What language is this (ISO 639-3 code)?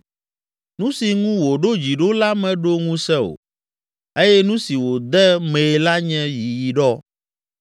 ewe